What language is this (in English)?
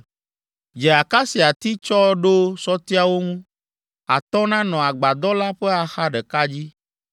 Ewe